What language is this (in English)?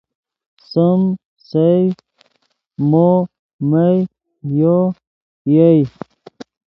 Yidgha